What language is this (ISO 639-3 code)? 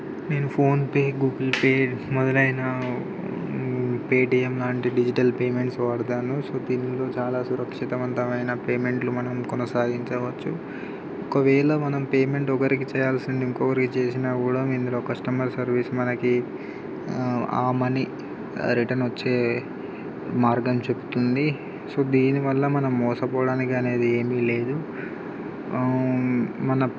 tel